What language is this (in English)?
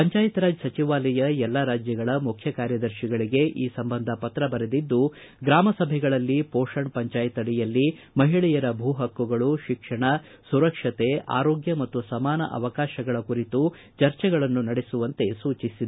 Kannada